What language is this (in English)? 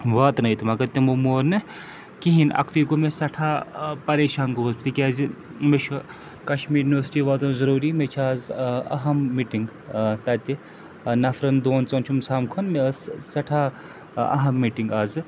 Kashmiri